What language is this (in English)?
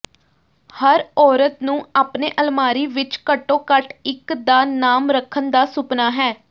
Punjabi